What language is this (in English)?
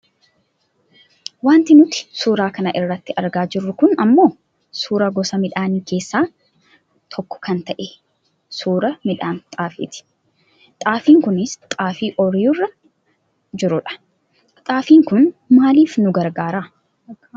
Oromo